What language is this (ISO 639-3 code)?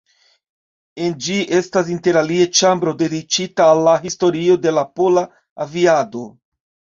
epo